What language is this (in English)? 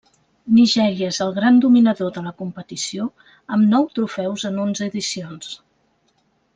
Catalan